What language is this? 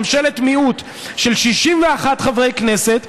Hebrew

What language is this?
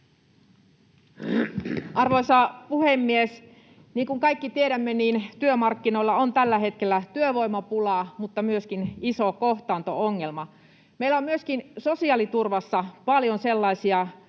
Finnish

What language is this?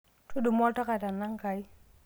Masai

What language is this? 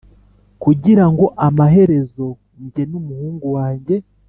Kinyarwanda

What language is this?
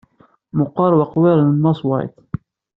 Kabyle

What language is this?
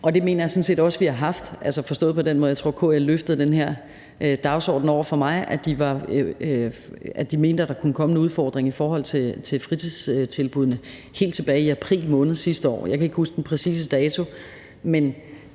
Danish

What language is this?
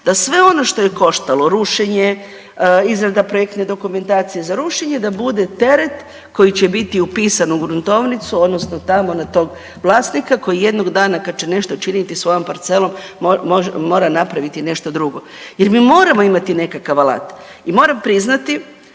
Croatian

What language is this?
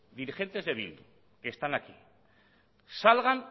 Spanish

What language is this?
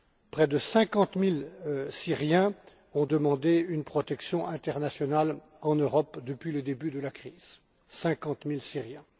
French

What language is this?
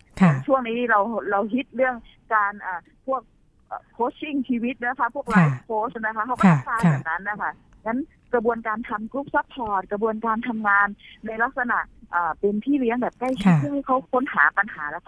Thai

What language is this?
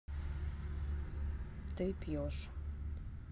Russian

